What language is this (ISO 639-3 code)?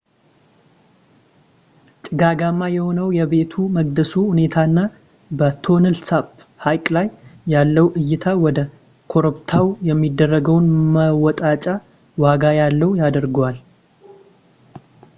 amh